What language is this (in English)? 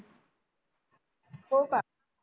Marathi